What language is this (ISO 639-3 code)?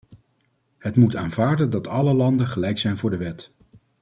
nld